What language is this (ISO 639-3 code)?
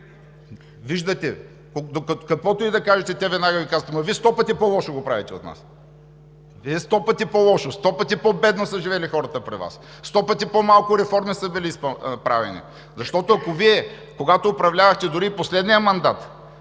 bul